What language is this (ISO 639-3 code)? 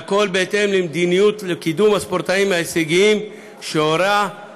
heb